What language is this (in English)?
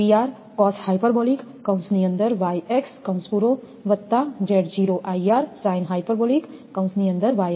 Gujarati